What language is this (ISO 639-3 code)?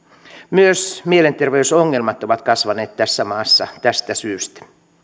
fin